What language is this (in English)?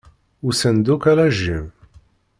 Kabyle